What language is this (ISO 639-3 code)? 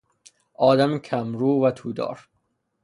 fas